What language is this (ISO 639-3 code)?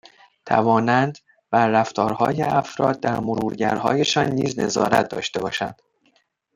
fas